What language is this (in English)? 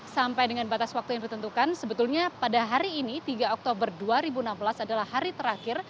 Indonesian